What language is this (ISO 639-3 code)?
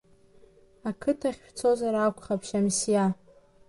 abk